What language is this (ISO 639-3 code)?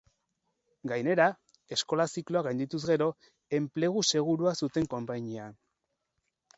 eus